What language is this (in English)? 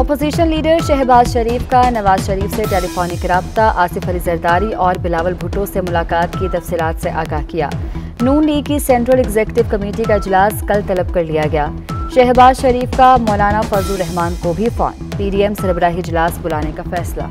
Hindi